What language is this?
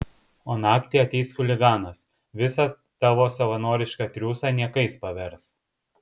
Lithuanian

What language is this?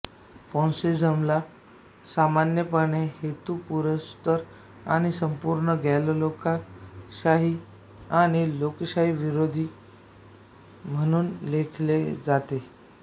Marathi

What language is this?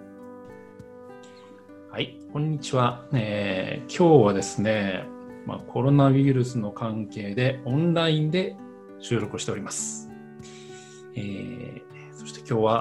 Japanese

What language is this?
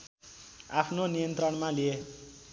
Nepali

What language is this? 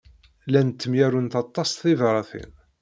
Kabyle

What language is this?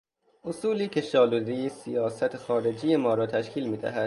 Persian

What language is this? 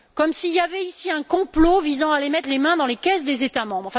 French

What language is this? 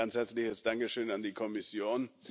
German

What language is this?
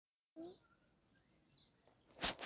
Somali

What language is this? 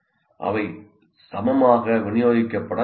Tamil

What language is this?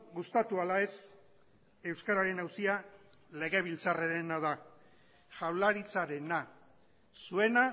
Basque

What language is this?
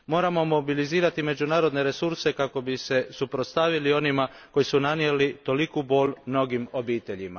Croatian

